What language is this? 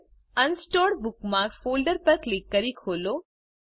Gujarati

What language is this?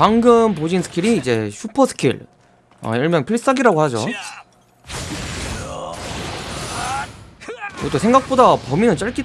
Korean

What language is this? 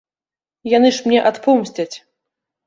Belarusian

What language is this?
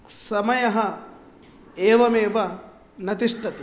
Sanskrit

